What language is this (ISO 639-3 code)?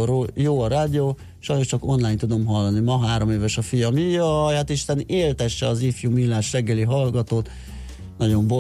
hun